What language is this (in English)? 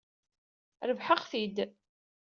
Kabyle